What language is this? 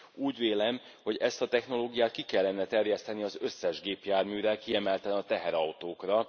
Hungarian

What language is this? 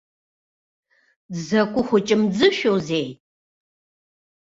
Abkhazian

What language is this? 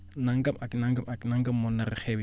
Wolof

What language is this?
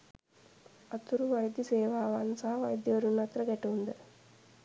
Sinhala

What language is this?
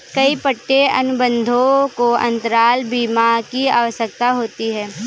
Hindi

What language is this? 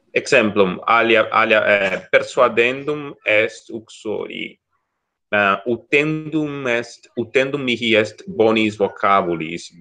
Italian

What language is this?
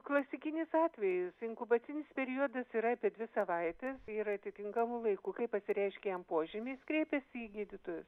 Lithuanian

